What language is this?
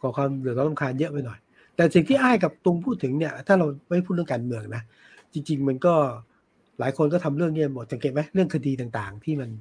Thai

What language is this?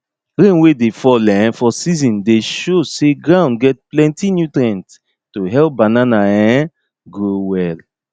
Nigerian Pidgin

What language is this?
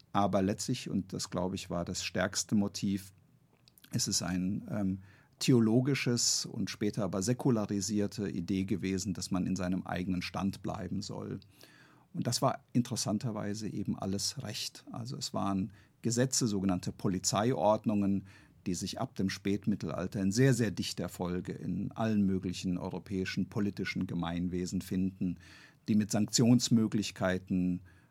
German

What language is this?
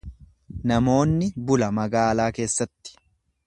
Oromo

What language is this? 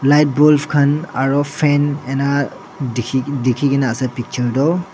Naga Pidgin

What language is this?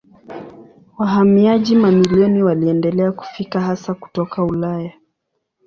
Swahili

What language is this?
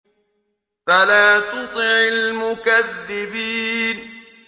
Arabic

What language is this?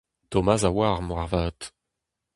Breton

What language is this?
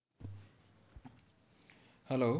Gujarati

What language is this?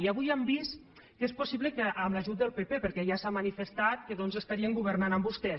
Catalan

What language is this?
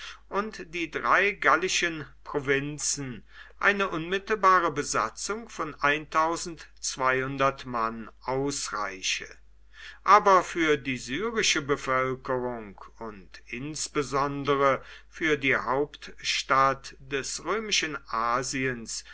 German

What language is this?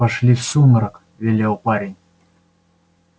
Russian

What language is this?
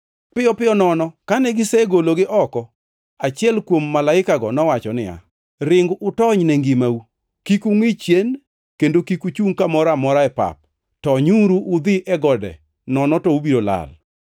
Luo (Kenya and Tanzania)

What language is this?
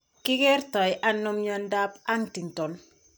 Kalenjin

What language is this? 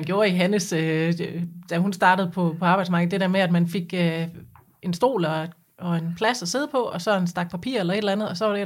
Danish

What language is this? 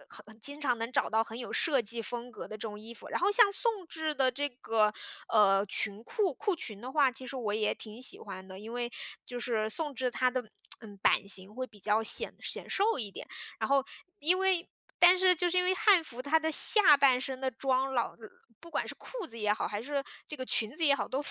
Chinese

